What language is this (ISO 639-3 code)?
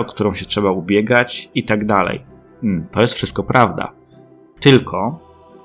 pol